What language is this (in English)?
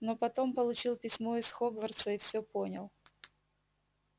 Russian